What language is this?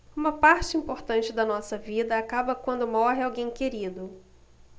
Portuguese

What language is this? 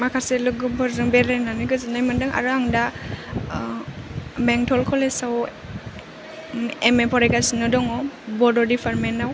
Bodo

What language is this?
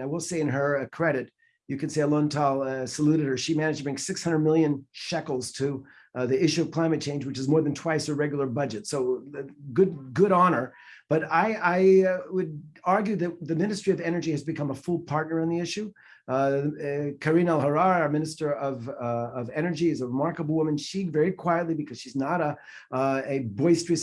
English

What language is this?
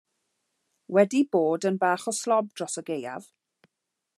Welsh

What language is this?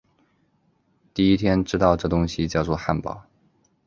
Chinese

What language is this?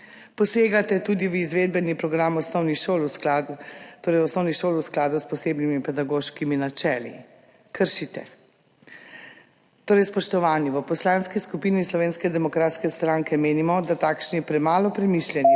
Slovenian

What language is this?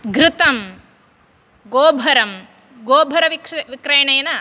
Sanskrit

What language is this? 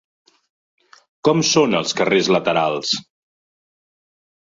Catalan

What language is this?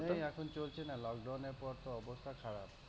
Bangla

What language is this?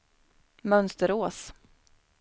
Swedish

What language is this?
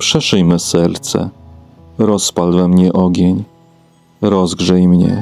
Polish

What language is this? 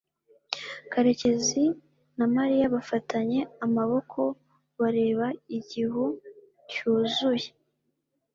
Kinyarwanda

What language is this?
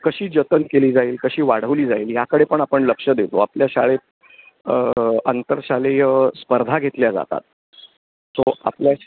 Marathi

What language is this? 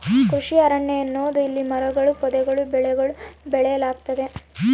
Kannada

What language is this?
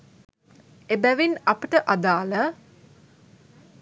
Sinhala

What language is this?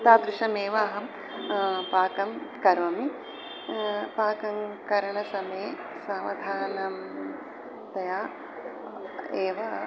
Sanskrit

